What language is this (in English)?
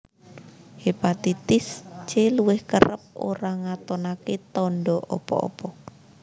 Javanese